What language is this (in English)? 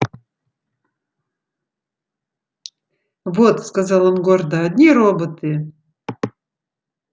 Russian